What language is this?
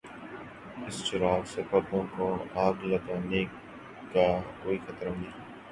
Urdu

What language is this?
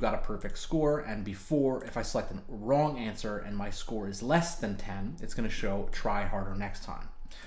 English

